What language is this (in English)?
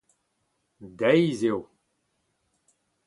Breton